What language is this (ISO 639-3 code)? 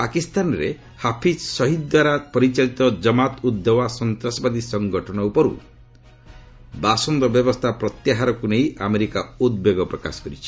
ori